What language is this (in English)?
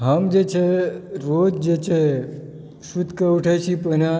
Maithili